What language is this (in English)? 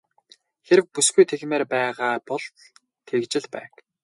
Mongolian